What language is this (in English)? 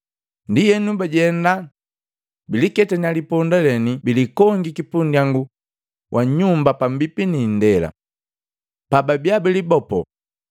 Matengo